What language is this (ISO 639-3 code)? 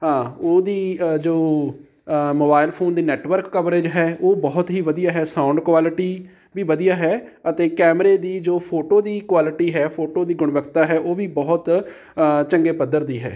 pan